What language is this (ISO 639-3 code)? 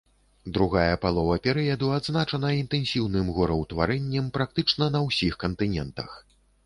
bel